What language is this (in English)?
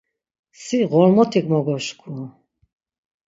Laz